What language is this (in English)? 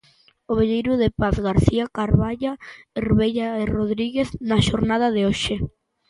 Galician